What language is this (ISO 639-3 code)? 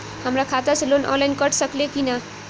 bho